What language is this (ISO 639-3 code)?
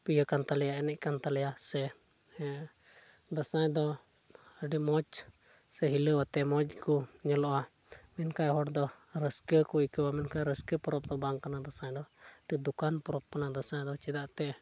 sat